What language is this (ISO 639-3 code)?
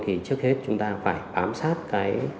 vie